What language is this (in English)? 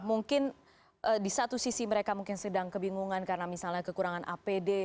Indonesian